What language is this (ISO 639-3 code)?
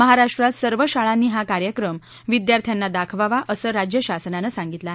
mar